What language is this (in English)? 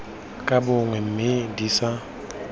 Tswana